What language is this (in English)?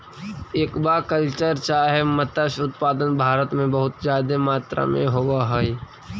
Magahi